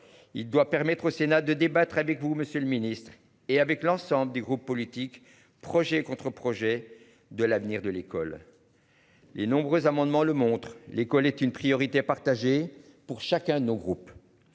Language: French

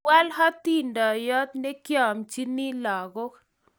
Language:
Kalenjin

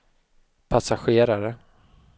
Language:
Swedish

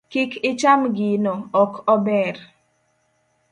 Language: Luo (Kenya and Tanzania)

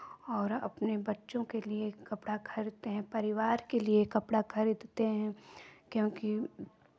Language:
Hindi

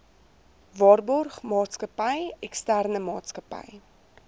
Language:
Afrikaans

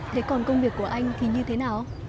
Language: Vietnamese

